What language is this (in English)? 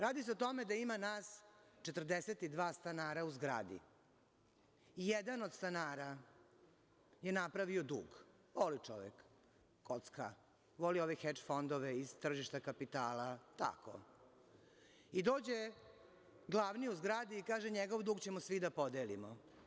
Serbian